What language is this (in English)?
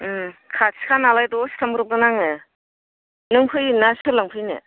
Bodo